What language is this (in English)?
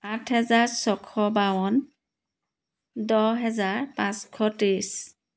Assamese